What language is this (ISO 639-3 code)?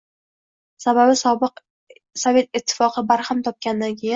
uzb